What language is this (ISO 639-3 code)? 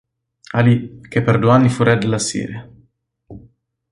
ita